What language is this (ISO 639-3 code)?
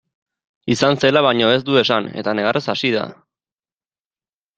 eus